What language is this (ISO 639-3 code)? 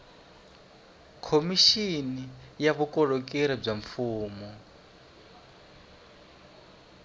tso